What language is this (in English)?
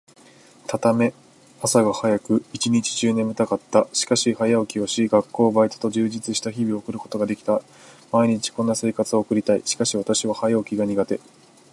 Japanese